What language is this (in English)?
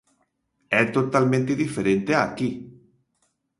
Galician